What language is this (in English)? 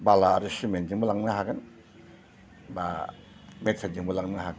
Bodo